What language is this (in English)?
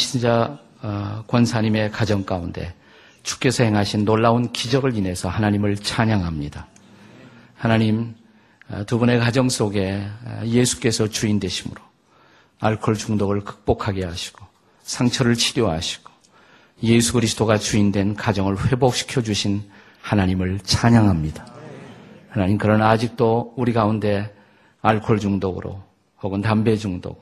Korean